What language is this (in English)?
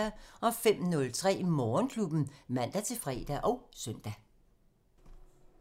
Danish